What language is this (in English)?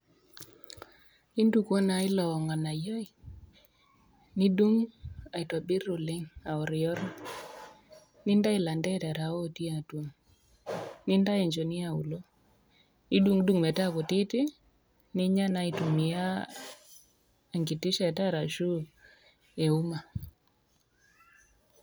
Masai